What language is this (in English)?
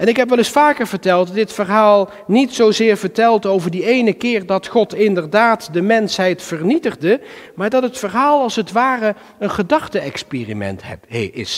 Dutch